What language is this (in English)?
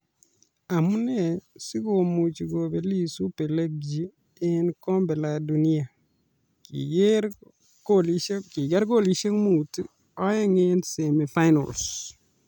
Kalenjin